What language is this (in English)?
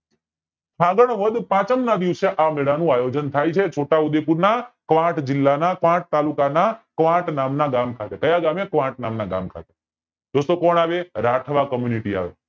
Gujarati